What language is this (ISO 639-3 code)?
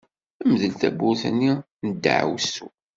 kab